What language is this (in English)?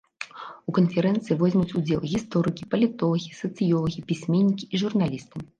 Belarusian